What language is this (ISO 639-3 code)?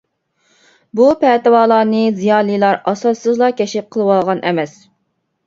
uig